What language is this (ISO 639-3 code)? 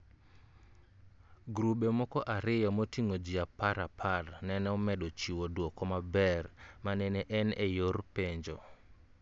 luo